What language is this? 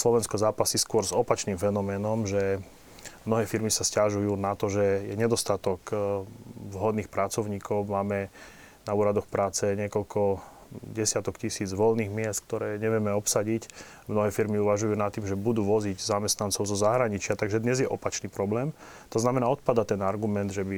Slovak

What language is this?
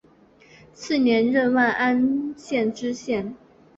Chinese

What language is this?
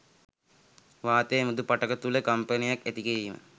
Sinhala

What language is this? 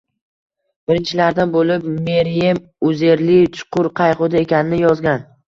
Uzbek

